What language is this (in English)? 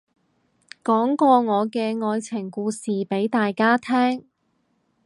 Cantonese